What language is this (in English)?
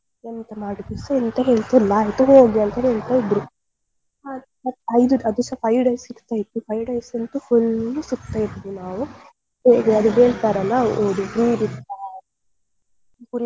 Kannada